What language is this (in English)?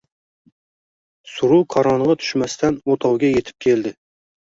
Uzbek